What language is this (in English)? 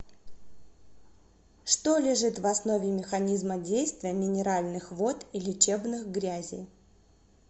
Russian